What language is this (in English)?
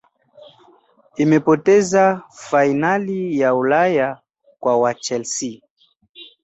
Swahili